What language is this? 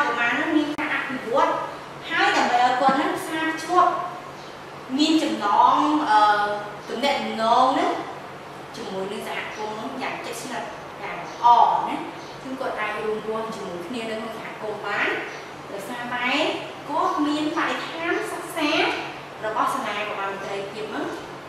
Vietnamese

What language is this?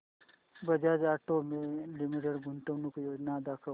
Marathi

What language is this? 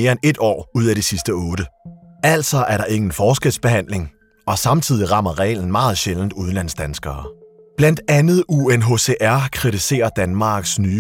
Danish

